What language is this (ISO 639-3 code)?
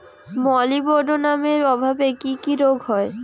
ben